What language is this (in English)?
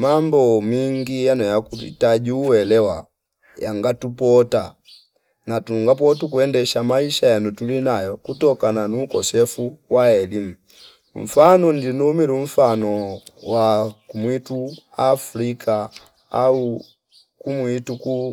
Fipa